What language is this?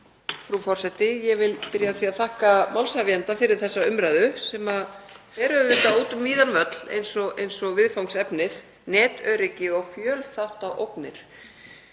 Icelandic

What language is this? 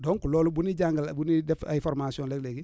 Wolof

